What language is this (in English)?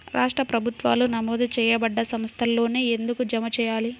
Telugu